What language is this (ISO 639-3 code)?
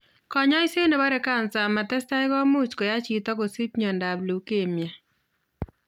kln